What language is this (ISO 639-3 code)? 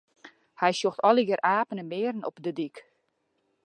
fry